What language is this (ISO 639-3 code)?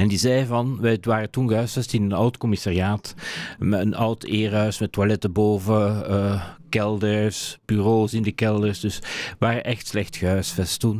nld